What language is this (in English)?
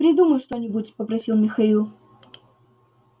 Russian